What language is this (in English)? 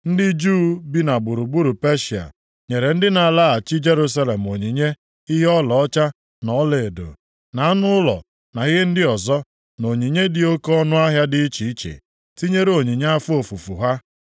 Igbo